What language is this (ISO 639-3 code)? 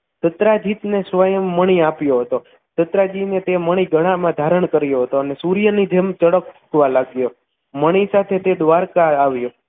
guj